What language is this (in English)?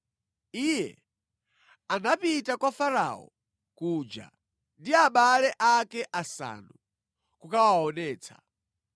Nyanja